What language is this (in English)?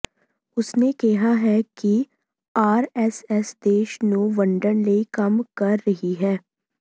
Punjabi